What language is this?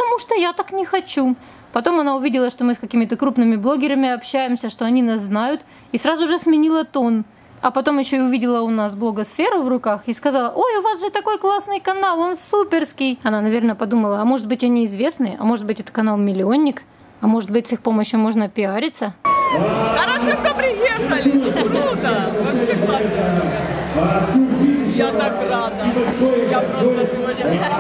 Russian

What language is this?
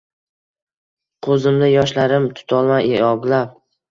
Uzbek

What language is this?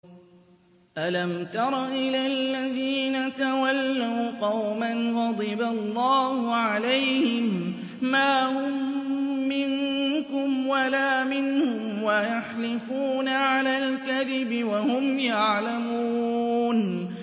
Arabic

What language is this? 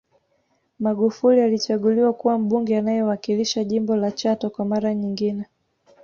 Swahili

